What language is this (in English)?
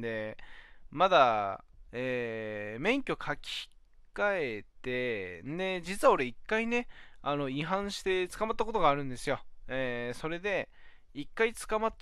Japanese